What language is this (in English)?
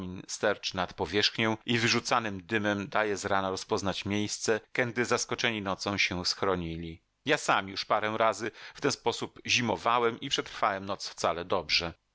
Polish